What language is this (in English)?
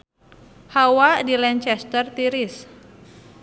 Sundanese